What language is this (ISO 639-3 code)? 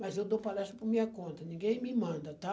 por